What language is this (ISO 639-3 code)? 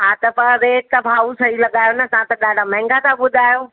snd